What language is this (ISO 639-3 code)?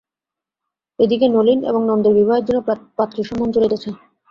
ben